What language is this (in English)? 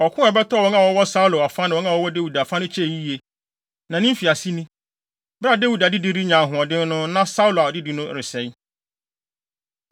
Akan